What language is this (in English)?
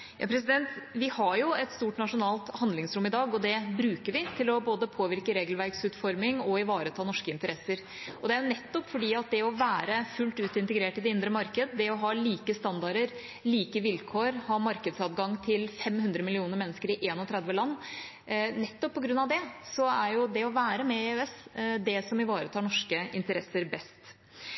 Norwegian Bokmål